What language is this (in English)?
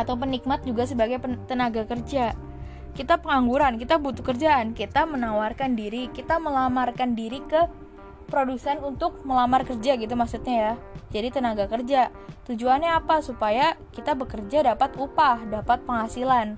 Indonesian